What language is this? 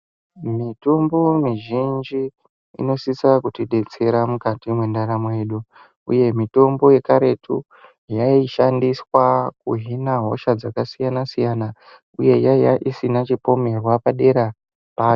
Ndau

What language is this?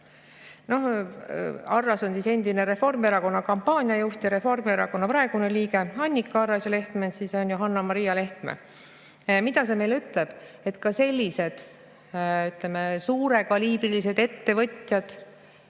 Estonian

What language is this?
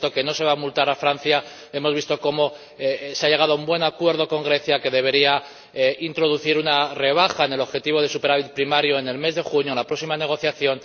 Spanish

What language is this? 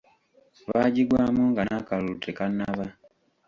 Ganda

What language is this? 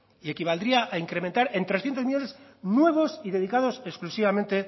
Spanish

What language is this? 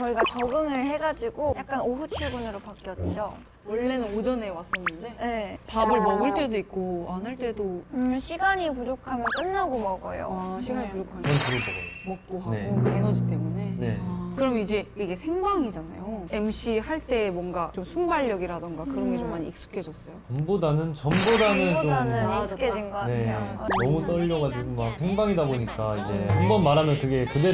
Korean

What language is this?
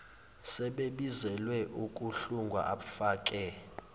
Zulu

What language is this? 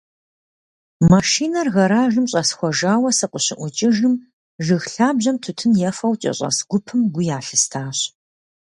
Kabardian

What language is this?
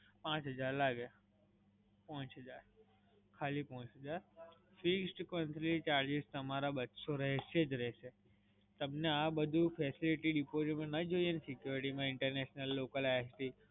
Gujarati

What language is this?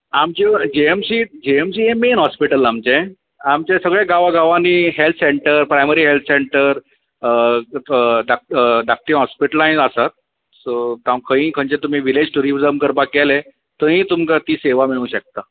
Konkani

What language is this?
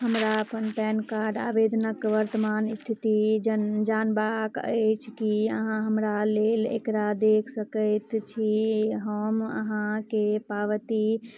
Maithili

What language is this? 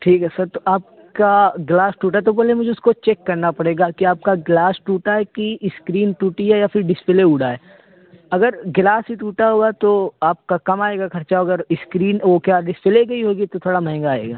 Urdu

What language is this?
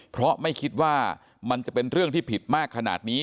Thai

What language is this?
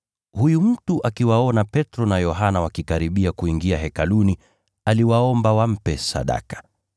Swahili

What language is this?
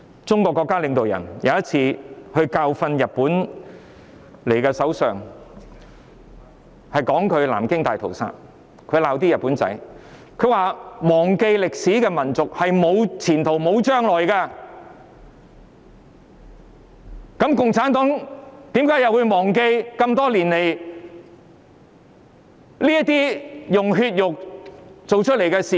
Cantonese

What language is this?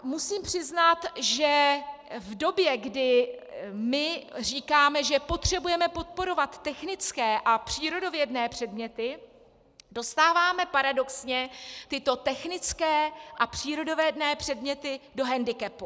Czech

